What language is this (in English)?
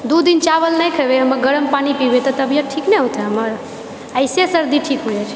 Maithili